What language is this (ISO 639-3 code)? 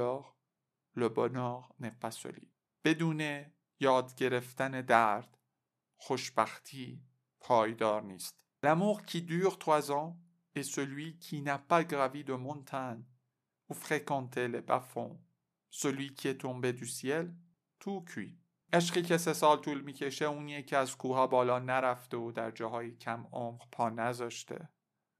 fas